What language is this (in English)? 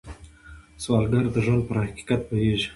Pashto